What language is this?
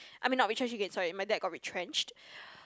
English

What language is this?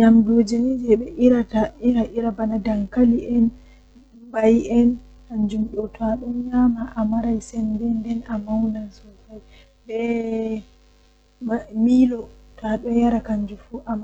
Western Niger Fulfulde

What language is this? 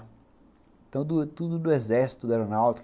Portuguese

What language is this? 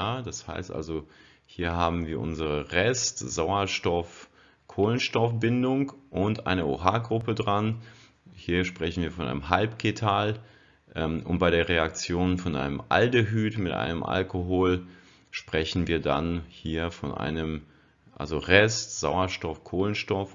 German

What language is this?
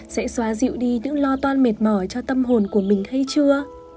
Vietnamese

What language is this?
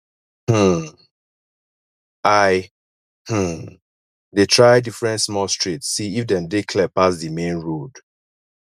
Nigerian Pidgin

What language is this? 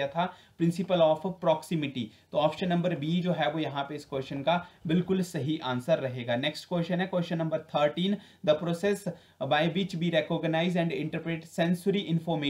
Hindi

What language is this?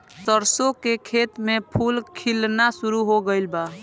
Bhojpuri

